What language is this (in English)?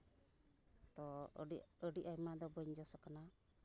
Santali